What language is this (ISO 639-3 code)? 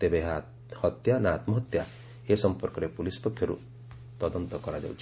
ori